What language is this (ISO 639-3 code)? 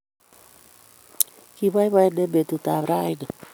kln